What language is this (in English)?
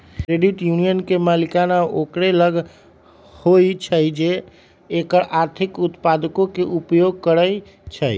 Magahi